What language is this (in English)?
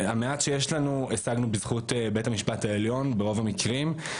Hebrew